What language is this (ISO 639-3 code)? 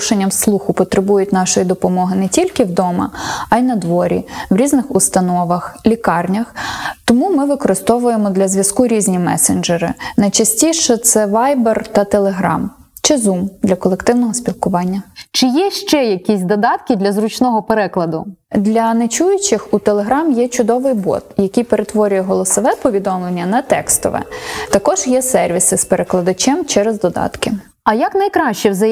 ukr